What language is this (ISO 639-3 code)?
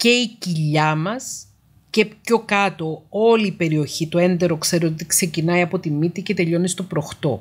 ell